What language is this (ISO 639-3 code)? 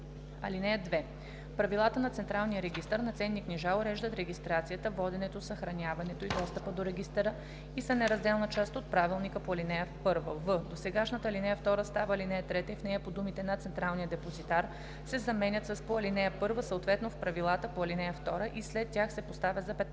bul